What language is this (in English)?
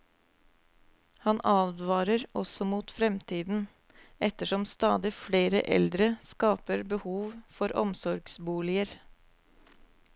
Norwegian